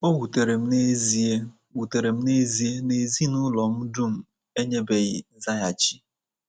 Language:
Igbo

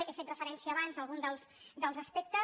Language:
Catalan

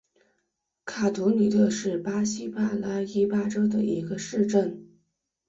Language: Chinese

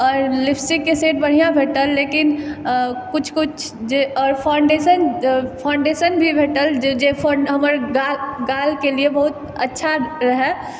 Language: Maithili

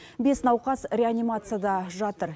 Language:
Kazakh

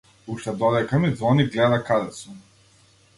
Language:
Macedonian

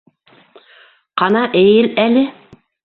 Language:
Bashkir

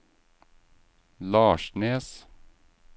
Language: Norwegian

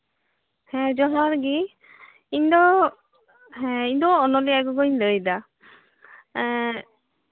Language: Santali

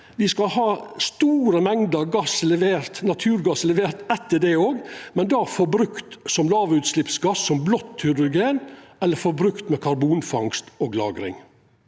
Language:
Norwegian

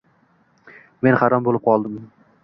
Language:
Uzbek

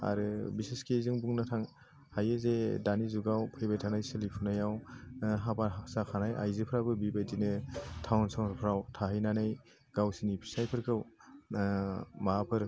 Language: Bodo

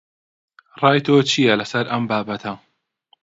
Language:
Central Kurdish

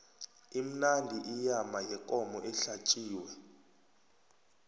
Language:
South Ndebele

